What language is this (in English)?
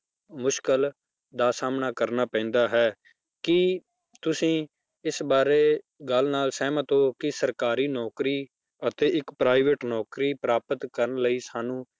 Punjabi